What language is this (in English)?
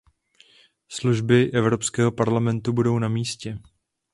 Czech